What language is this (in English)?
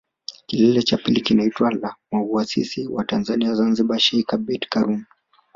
Swahili